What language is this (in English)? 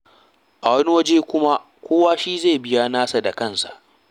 Hausa